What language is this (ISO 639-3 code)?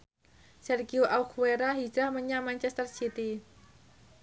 jav